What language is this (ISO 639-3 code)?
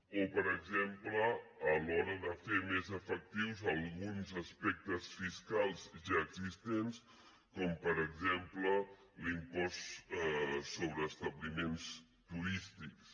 cat